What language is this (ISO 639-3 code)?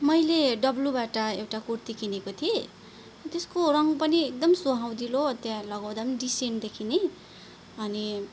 nep